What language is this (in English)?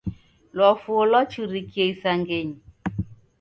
Taita